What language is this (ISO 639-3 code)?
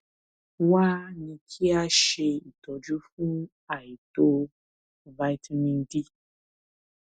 yor